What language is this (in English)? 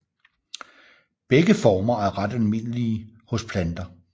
Danish